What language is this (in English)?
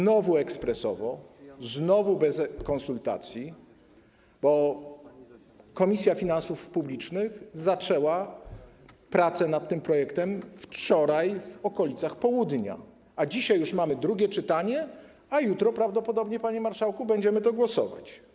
Polish